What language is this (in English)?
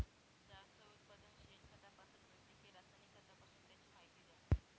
Marathi